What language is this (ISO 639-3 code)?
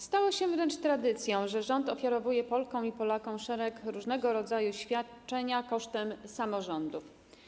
pol